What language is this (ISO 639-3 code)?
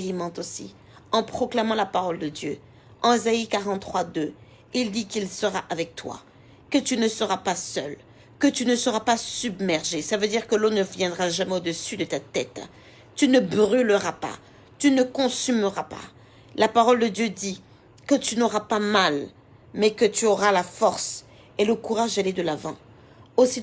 fra